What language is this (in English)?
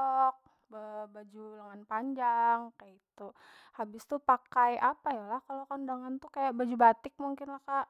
Banjar